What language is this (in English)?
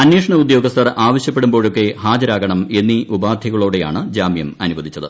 Malayalam